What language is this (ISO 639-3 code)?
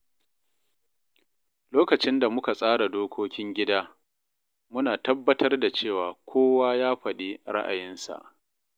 hau